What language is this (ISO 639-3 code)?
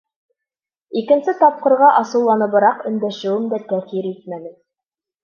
bak